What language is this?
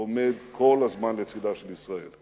Hebrew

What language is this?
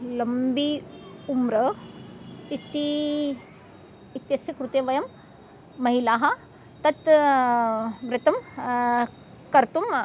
Sanskrit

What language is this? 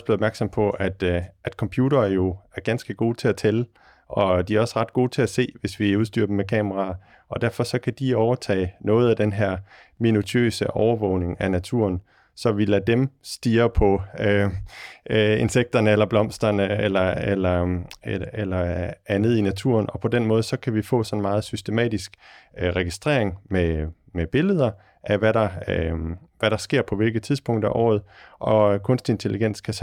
Danish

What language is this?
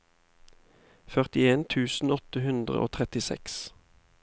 Norwegian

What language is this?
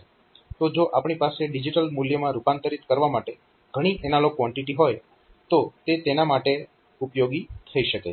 Gujarati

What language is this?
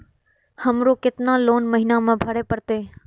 Maithili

